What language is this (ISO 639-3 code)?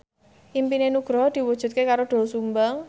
jav